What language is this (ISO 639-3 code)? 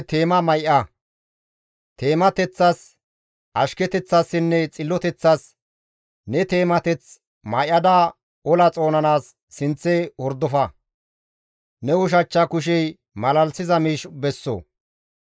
gmv